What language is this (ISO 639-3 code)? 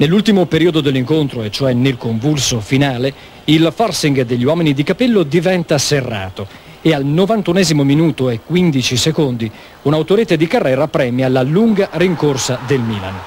ita